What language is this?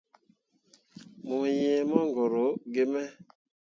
Mundang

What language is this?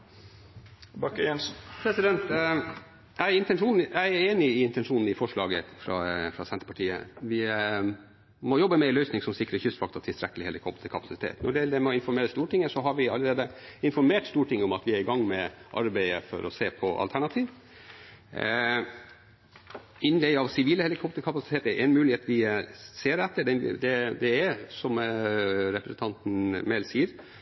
Norwegian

